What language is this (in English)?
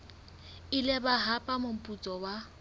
Southern Sotho